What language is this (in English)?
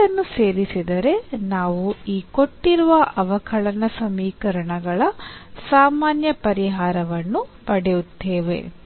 Kannada